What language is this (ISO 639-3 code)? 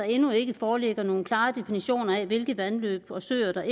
dan